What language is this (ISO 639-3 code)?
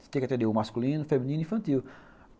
por